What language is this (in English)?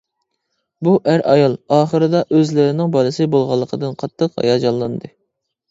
Uyghur